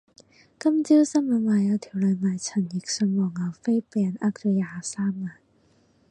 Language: Cantonese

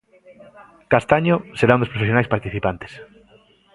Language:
Galician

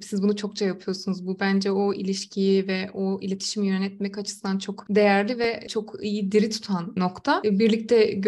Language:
Turkish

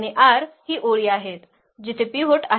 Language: Marathi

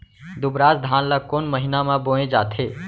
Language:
Chhattisgarhi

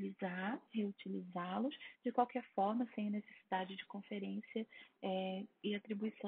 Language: Portuguese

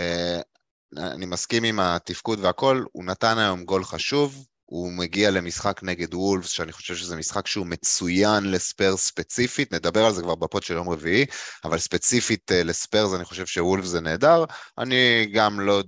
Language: Hebrew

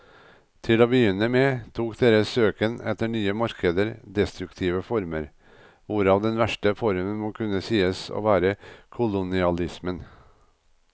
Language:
Norwegian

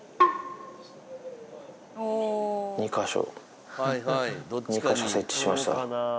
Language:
Japanese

